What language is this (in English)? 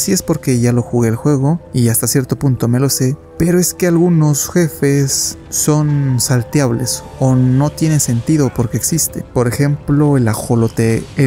Spanish